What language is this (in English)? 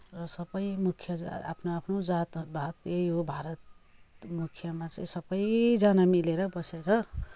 Nepali